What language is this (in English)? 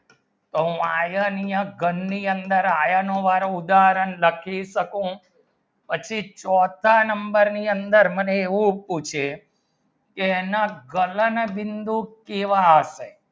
Gujarati